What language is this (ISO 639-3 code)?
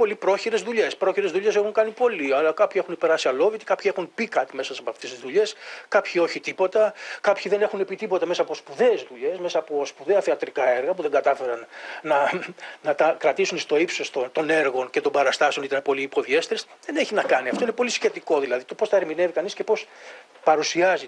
ell